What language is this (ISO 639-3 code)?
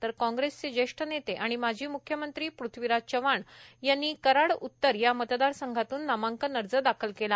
mar